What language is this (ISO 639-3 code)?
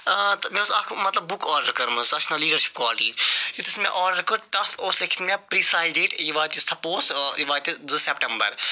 kas